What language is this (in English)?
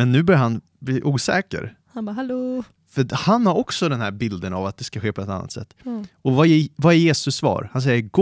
Swedish